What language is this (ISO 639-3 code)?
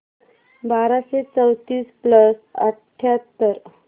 mar